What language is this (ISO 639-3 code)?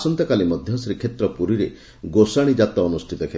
ori